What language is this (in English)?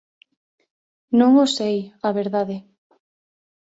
Galician